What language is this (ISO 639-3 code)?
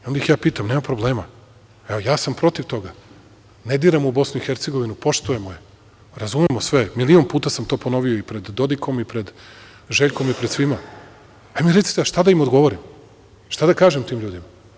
srp